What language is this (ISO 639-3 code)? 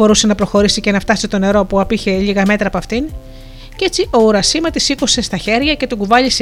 ell